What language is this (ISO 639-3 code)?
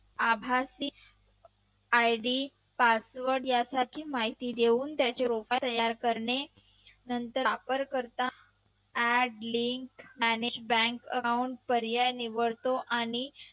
mar